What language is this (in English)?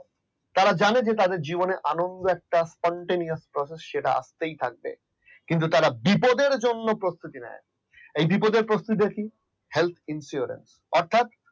Bangla